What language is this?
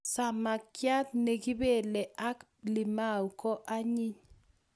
Kalenjin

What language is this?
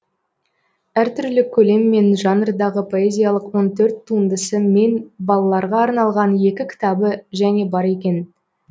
Kazakh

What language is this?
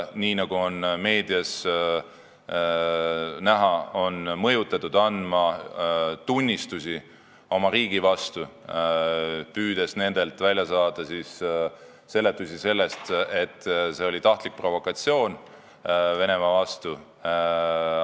Estonian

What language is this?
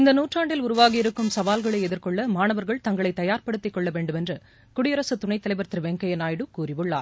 Tamil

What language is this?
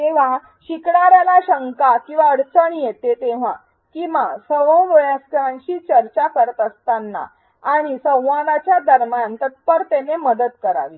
Marathi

